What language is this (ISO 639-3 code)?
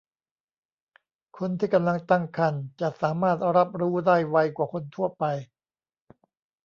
tha